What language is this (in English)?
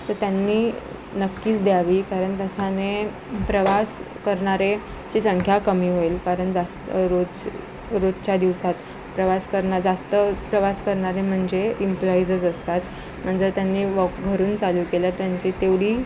Marathi